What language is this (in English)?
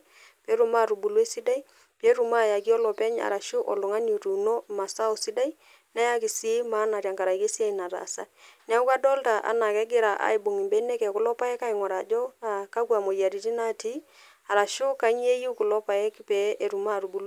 Masai